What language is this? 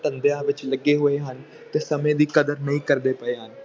Punjabi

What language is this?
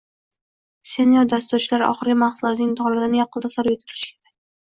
Uzbek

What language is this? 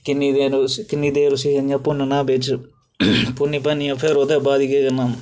Dogri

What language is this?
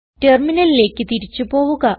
Malayalam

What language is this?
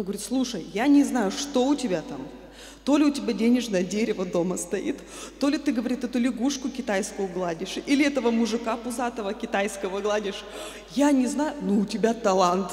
Russian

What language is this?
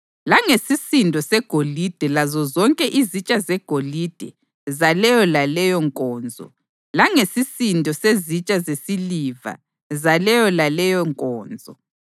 North Ndebele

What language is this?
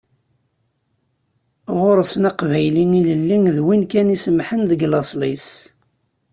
Kabyle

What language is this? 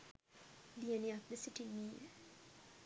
Sinhala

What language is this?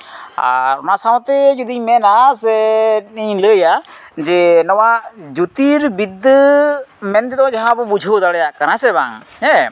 Santali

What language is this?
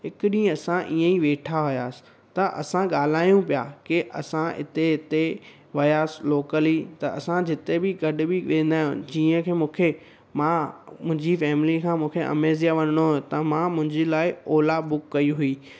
Sindhi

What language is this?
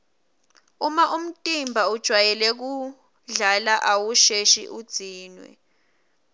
Swati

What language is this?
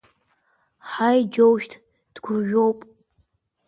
Abkhazian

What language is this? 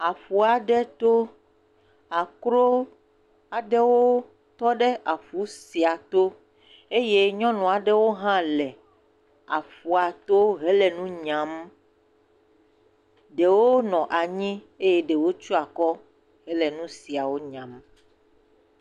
Ewe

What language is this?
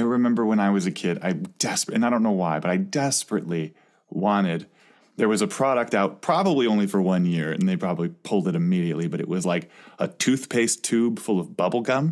English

